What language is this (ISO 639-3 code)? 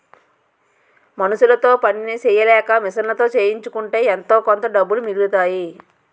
tel